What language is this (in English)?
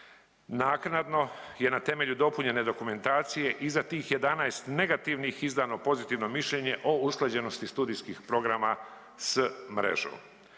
Croatian